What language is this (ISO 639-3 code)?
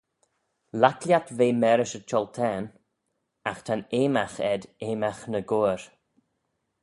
glv